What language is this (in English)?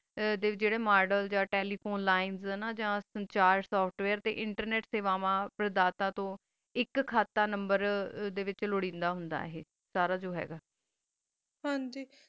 Punjabi